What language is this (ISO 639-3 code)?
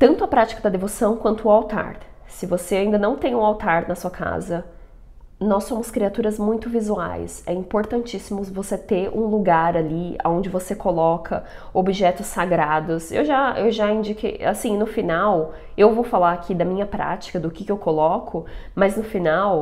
por